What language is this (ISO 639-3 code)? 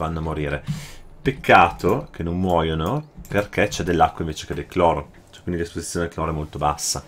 ita